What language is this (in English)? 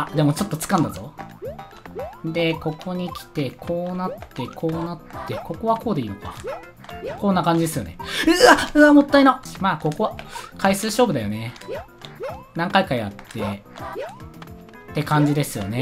Japanese